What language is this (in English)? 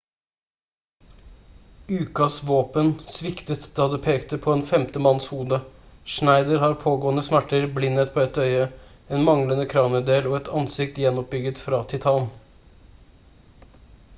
Norwegian Bokmål